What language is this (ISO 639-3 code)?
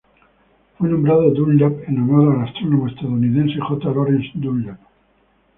spa